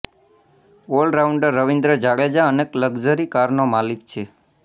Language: Gujarati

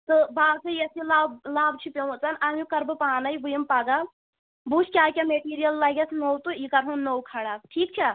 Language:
Kashmiri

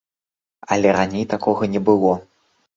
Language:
Belarusian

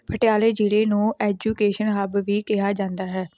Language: Punjabi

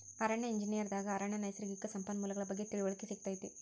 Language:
Kannada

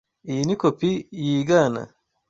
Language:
Kinyarwanda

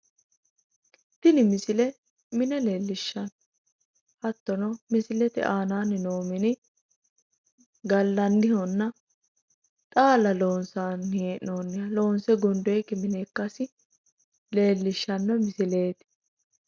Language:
Sidamo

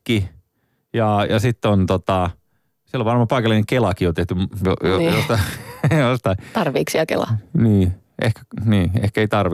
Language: Finnish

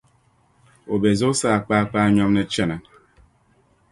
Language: Dagbani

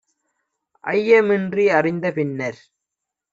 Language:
Tamil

